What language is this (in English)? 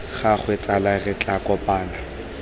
Tswana